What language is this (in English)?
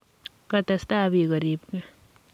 Kalenjin